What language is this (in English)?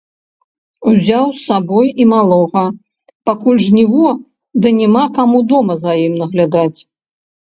Belarusian